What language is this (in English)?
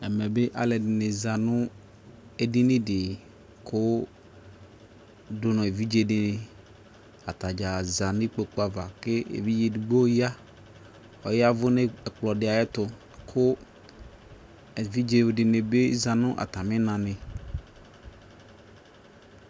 Ikposo